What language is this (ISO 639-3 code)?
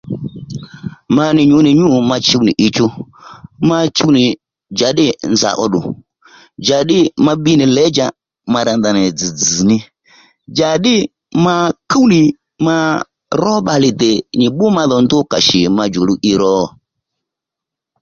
led